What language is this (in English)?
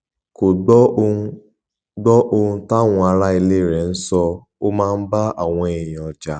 Yoruba